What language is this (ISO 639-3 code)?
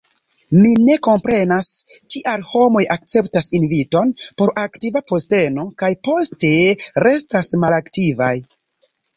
epo